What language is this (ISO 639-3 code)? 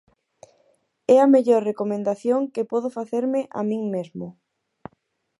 glg